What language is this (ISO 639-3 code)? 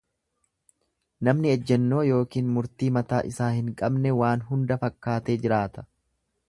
orm